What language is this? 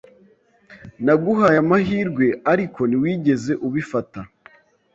Kinyarwanda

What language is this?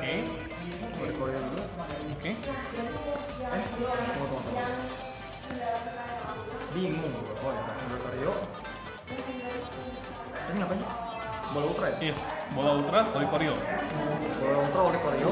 Indonesian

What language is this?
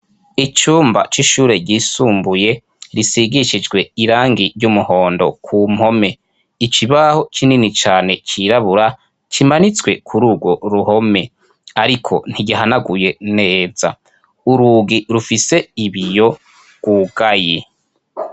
Rundi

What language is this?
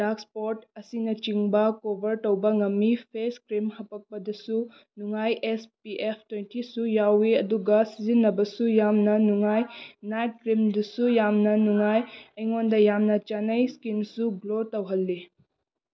Manipuri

